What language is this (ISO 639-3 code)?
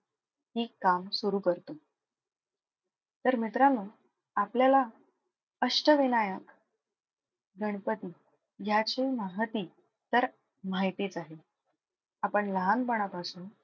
mar